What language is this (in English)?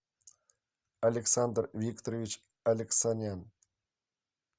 Russian